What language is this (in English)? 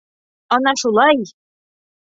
Bashkir